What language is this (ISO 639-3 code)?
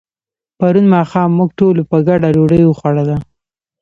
pus